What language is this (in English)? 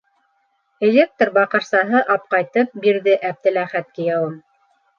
Bashkir